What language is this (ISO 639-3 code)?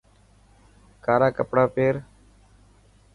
mki